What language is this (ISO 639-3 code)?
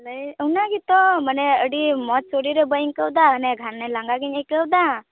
sat